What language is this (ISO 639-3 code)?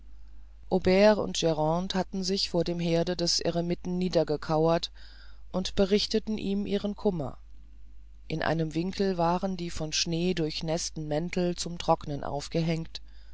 deu